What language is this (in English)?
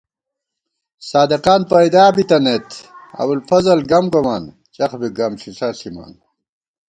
Gawar-Bati